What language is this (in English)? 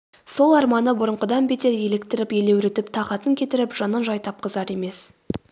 Kazakh